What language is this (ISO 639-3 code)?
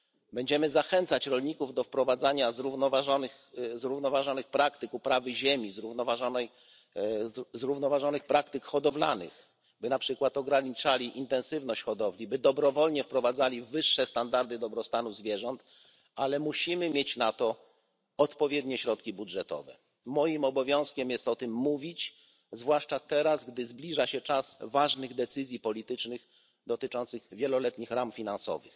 pol